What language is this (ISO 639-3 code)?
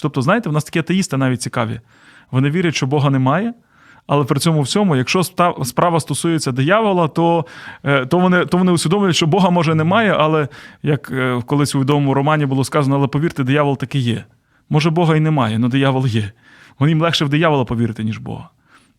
ukr